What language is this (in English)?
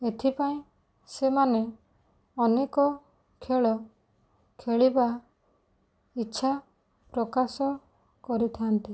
Odia